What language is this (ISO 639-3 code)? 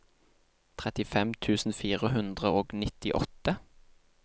nor